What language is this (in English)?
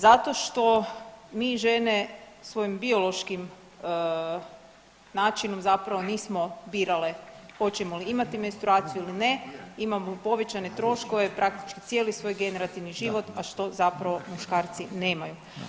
Croatian